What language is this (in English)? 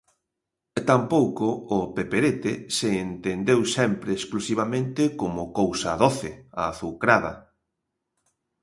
Galician